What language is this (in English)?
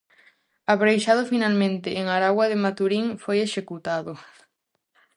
Galician